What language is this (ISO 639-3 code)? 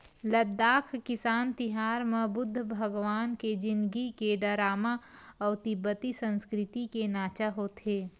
hne